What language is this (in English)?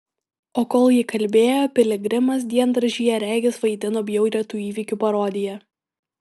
Lithuanian